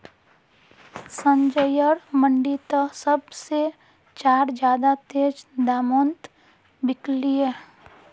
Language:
Magahi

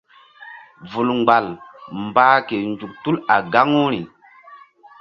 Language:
Mbum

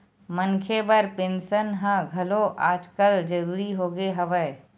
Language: Chhattisgarhi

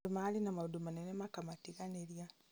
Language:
Kikuyu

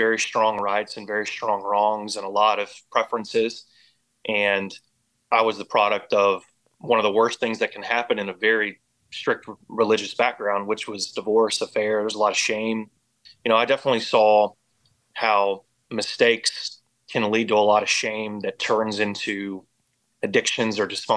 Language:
English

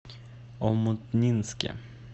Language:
Russian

